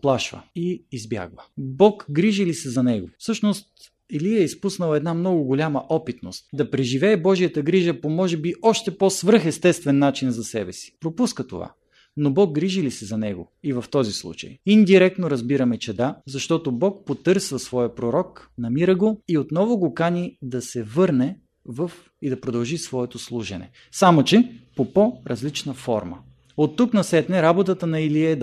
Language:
Bulgarian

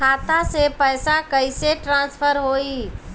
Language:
Bhojpuri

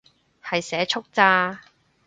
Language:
Cantonese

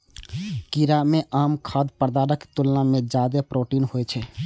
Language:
Maithili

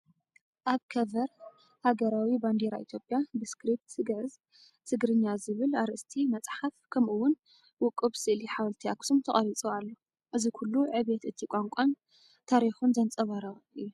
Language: Tigrinya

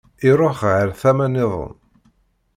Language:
Kabyle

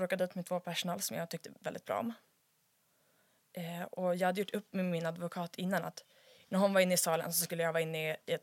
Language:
Swedish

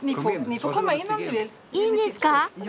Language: Japanese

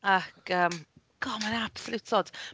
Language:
Welsh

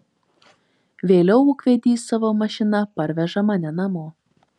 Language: Lithuanian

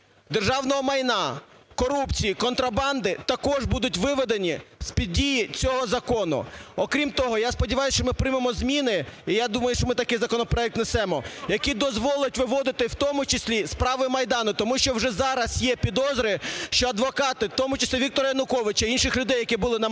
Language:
Ukrainian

